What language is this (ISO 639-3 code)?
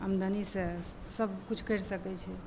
mai